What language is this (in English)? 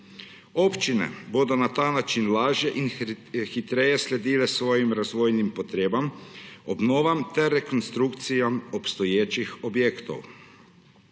Slovenian